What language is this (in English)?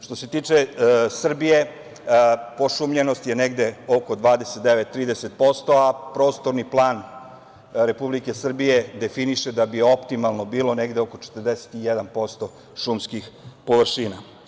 Serbian